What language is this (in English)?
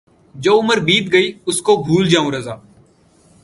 Urdu